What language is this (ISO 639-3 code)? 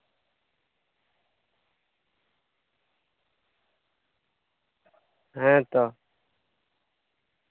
sat